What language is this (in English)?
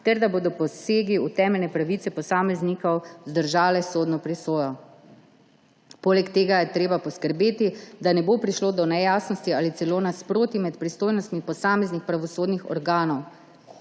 Slovenian